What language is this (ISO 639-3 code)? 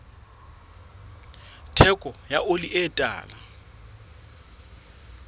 sot